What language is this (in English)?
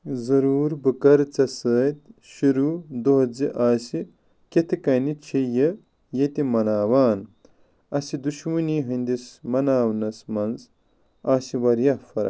Kashmiri